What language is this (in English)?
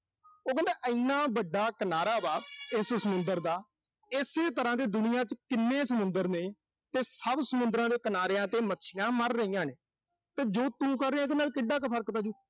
Punjabi